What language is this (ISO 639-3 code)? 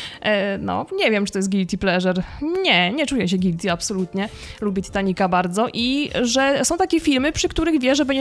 pol